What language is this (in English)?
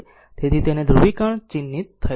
Gujarati